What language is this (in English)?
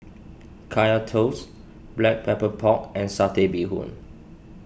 English